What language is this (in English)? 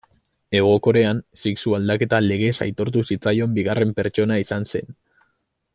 Basque